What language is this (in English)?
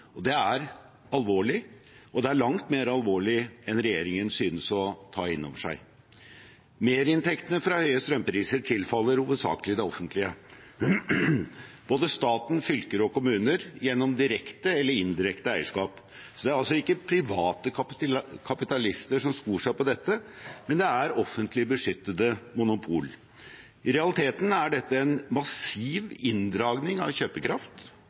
Norwegian Bokmål